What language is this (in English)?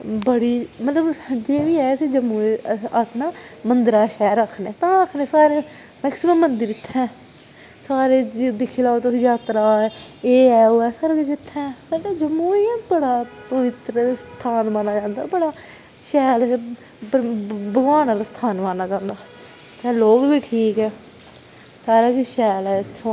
Dogri